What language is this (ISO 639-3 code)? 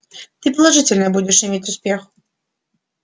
rus